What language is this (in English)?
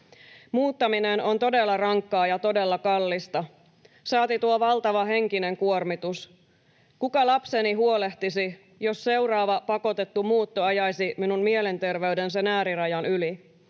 Finnish